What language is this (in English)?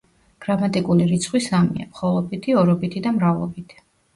Georgian